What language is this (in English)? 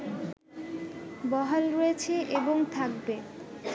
Bangla